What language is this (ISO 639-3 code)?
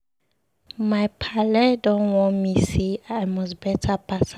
pcm